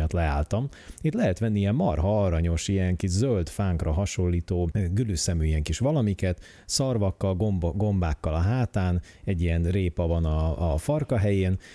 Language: Hungarian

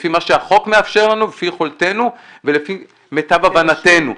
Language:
Hebrew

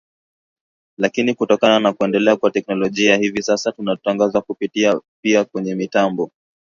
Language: Swahili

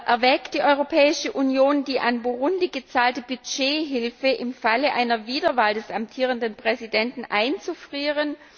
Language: German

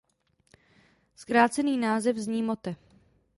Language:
Czech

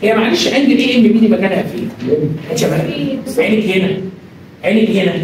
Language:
Arabic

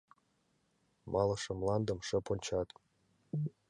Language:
Mari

